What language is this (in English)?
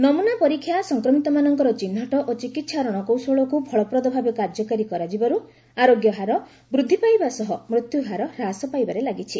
Odia